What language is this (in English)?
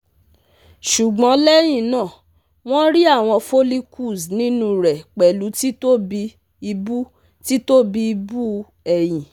Yoruba